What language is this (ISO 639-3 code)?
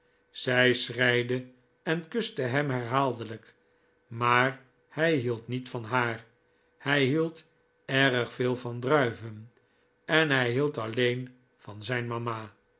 nld